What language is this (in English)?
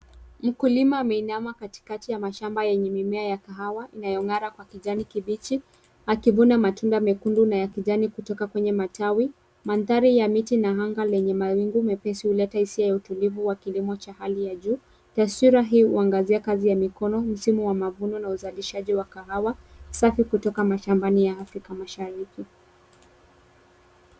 Swahili